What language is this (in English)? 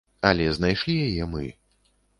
Belarusian